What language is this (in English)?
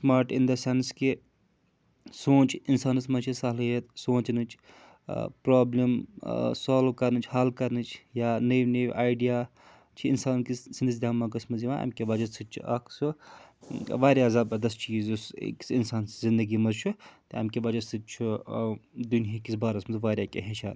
Kashmiri